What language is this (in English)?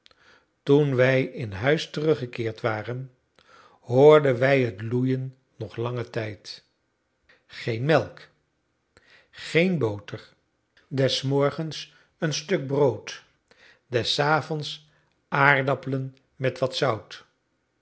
Dutch